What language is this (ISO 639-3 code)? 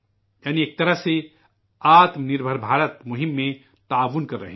urd